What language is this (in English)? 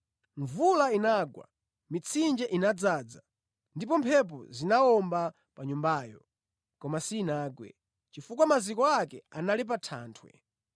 Nyanja